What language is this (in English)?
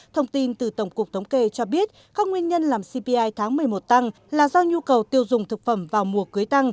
Vietnamese